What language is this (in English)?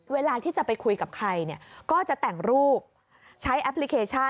Thai